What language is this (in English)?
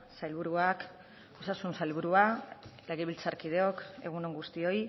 Basque